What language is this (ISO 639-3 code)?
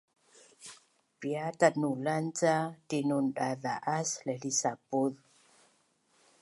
bnn